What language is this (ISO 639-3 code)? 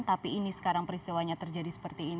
ind